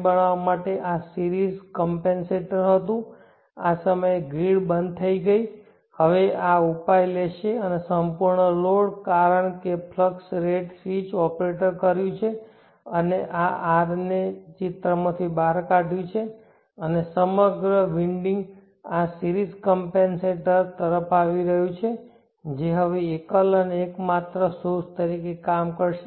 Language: Gujarati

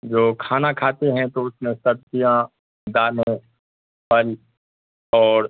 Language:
Urdu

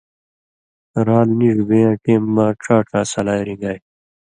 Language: Indus Kohistani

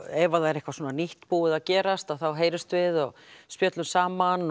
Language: Icelandic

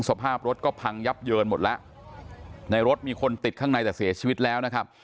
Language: Thai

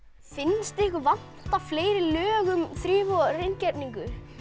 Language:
Icelandic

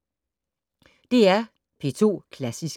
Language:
Danish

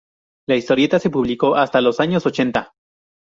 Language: Spanish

